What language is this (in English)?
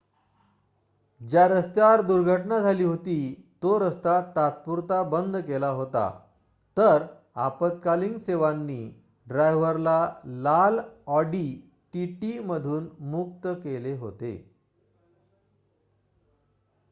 Marathi